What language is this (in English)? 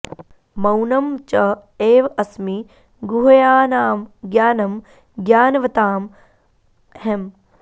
Sanskrit